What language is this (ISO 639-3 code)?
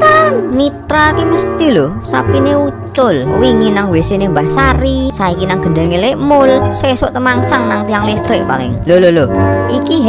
ind